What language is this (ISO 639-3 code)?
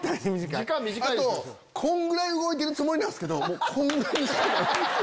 jpn